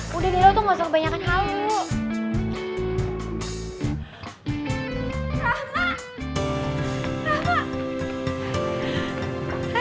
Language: Indonesian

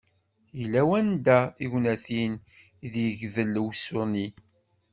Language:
Kabyle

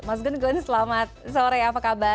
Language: Indonesian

